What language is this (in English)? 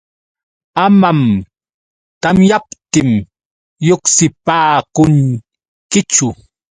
Yauyos Quechua